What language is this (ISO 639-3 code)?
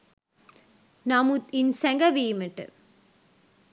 sin